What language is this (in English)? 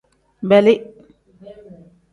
Tem